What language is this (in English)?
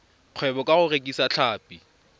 Tswana